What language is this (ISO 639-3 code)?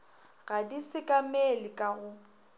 nso